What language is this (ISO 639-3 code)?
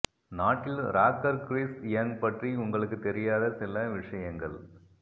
tam